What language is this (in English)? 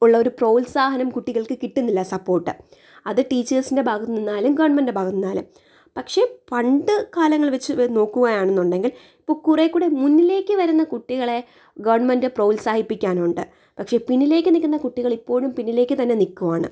Malayalam